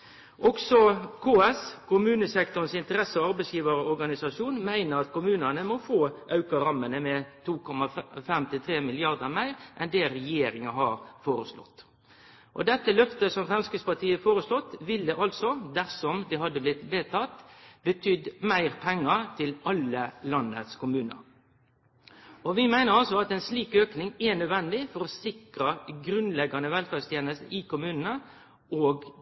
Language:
Norwegian Nynorsk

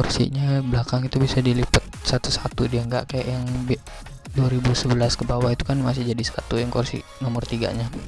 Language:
Indonesian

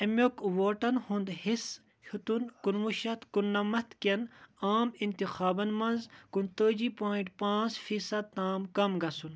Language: Kashmiri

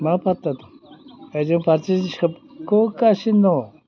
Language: Bodo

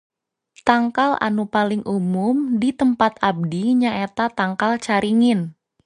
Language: Sundanese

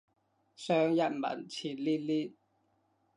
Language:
Cantonese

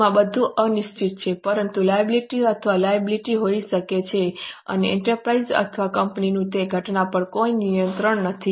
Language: Gujarati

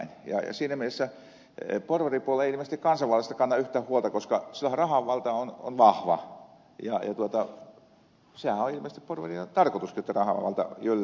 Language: Finnish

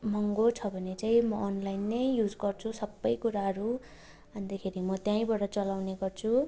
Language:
Nepali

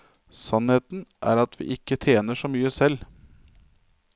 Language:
Norwegian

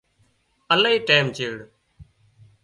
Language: Wadiyara Koli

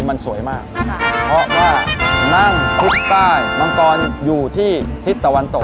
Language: Thai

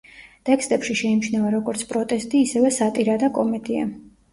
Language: Georgian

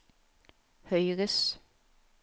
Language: Norwegian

